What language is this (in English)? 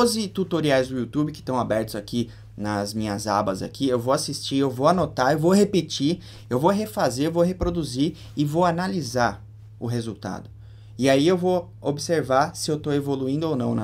Portuguese